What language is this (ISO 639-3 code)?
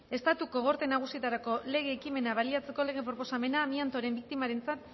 eus